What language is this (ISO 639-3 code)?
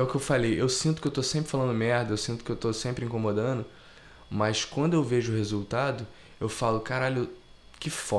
por